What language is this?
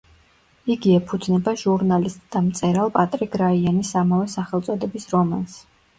Georgian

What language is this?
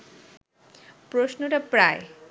Bangla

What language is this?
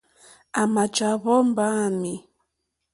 Mokpwe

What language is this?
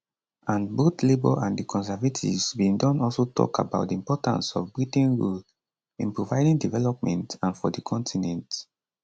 Nigerian Pidgin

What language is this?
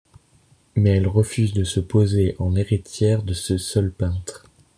French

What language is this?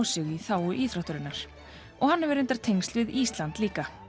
Icelandic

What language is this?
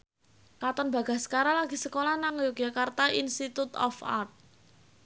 Javanese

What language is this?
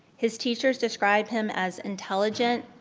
English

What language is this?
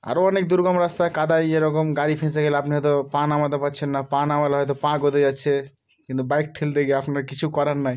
Bangla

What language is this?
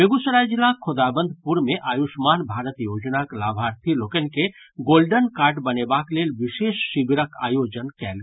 Maithili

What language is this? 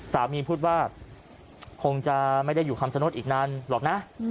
Thai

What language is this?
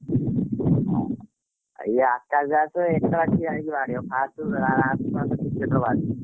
Odia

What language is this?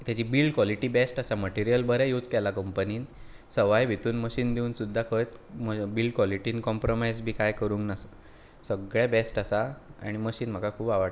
Konkani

